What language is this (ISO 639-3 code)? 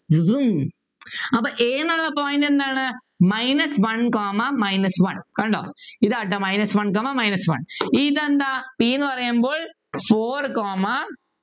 mal